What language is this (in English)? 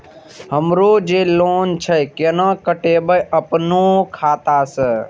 Maithili